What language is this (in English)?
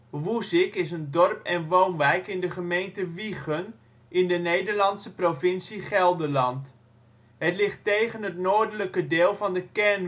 Dutch